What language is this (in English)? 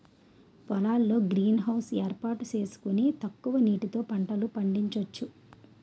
Telugu